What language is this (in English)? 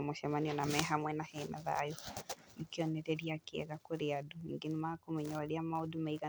Kikuyu